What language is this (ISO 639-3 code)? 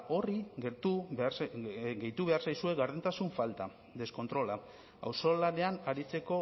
eus